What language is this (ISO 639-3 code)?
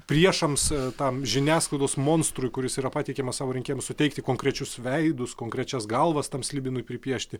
lit